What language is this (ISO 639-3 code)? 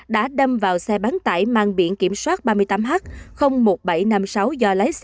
vie